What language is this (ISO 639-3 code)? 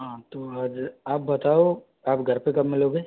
hin